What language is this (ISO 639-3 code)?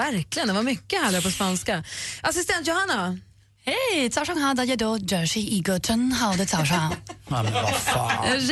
swe